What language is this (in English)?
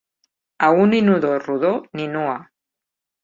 Catalan